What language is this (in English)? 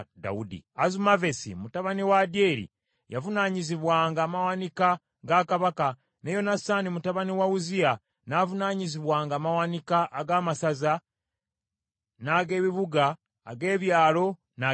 Ganda